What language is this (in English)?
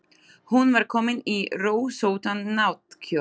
Icelandic